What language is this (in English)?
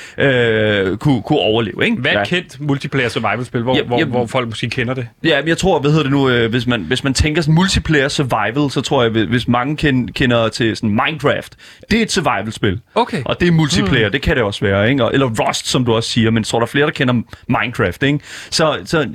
Danish